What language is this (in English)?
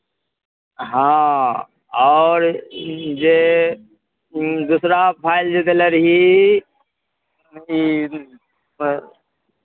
Maithili